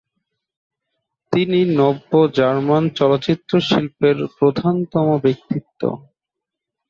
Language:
Bangla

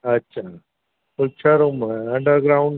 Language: Sindhi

